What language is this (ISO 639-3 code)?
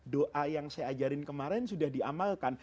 ind